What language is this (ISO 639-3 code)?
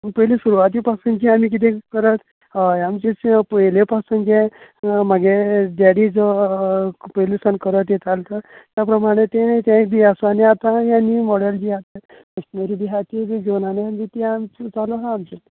kok